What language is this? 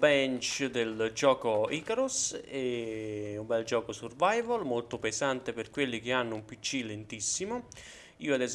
Italian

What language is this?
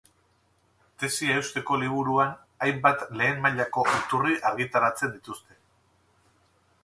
Basque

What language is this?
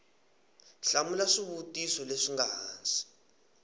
Tsonga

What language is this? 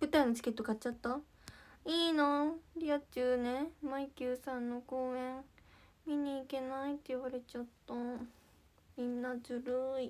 Japanese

